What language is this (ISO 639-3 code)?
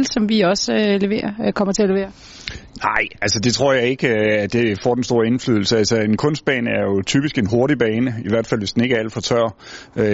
dan